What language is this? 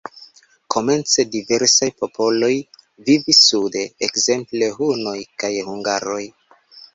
Esperanto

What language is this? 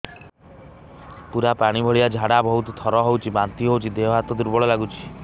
Odia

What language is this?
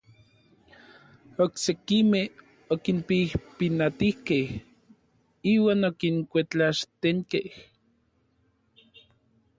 Orizaba Nahuatl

